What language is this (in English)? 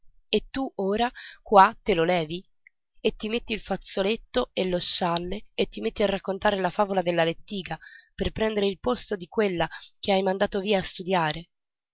Italian